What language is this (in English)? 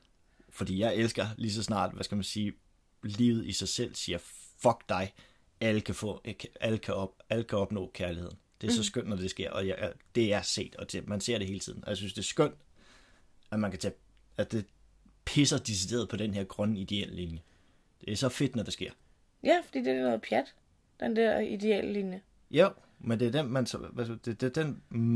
Danish